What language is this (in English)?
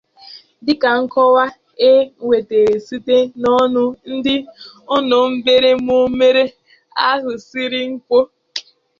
Igbo